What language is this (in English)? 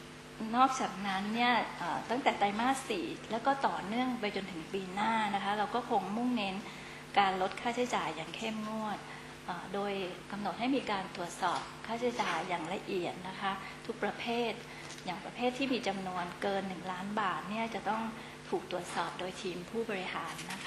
Thai